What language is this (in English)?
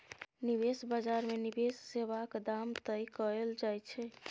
Maithili